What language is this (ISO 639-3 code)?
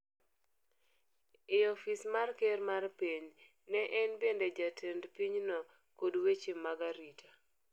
luo